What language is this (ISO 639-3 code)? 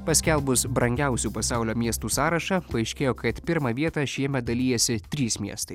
lit